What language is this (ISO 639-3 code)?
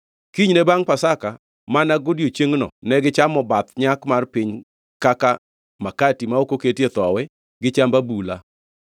luo